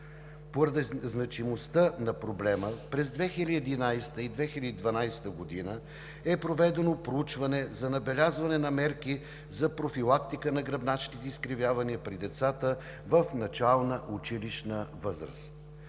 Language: Bulgarian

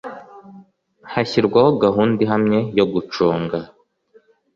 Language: Kinyarwanda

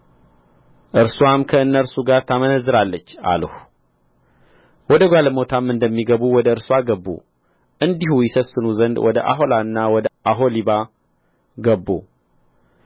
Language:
Amharic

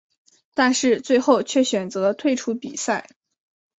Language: Chinese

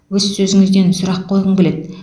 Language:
Kazakh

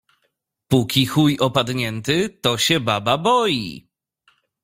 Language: Polish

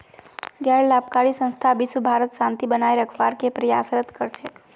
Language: Magahi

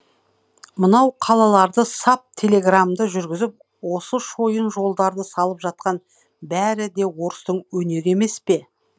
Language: Kazakh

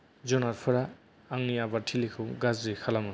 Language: Bodo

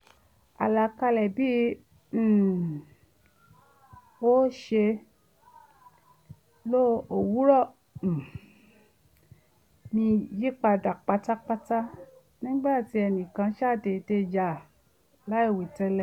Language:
Yoruba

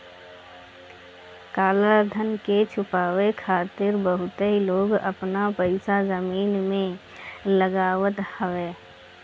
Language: Bhojpuri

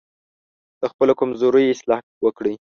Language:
Pashto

